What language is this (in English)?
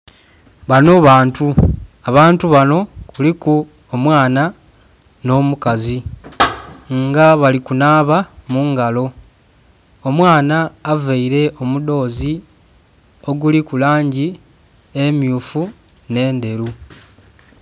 Soga